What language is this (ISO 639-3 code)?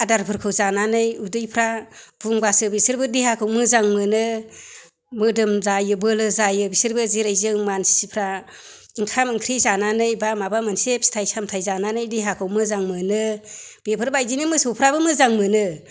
brx